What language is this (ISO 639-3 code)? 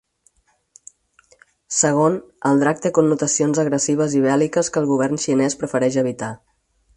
cat